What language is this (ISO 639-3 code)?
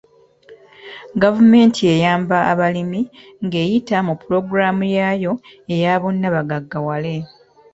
lug